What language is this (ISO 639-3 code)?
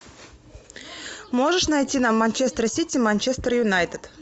rus